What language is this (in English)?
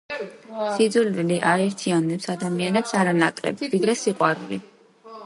Georgian